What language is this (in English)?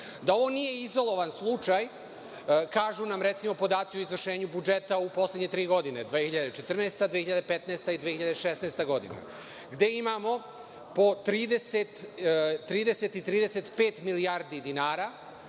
Serbian